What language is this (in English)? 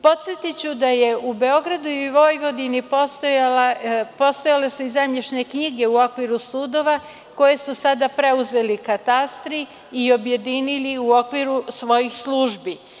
Serbian